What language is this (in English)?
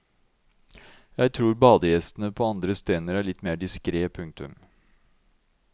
Norwegian